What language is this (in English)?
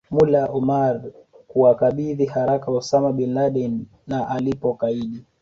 Swahili